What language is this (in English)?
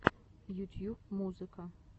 Russian